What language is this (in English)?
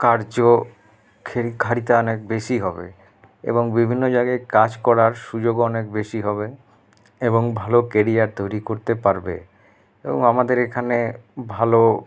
Bangla